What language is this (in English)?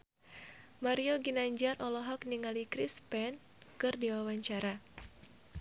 Sundanese